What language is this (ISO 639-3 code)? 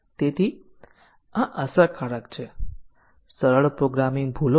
guj